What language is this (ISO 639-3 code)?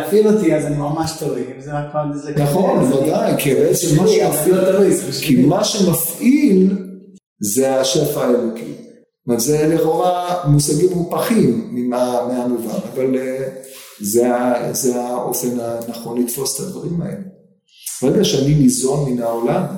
heb